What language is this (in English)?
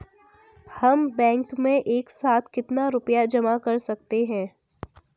Hindi